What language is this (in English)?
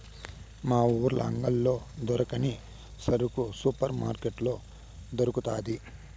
Telugu